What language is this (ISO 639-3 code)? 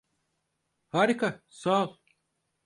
tur